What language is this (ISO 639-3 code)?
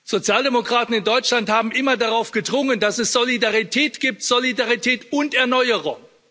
deu